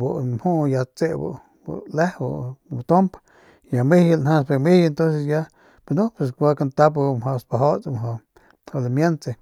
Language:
Northern Pame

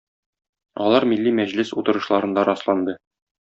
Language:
Tatar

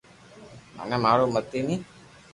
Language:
Loarki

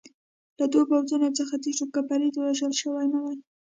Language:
Pashto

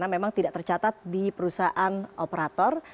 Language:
Indonesian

